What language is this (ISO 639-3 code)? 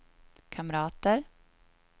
swe